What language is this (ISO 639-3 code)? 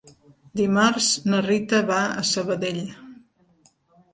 cat